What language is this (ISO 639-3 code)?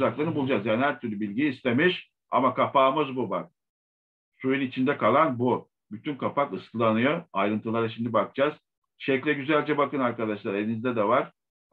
tur